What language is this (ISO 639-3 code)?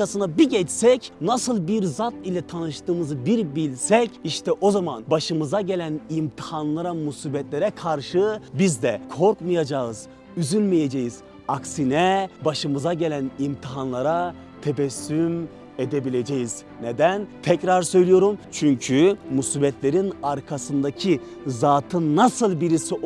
tur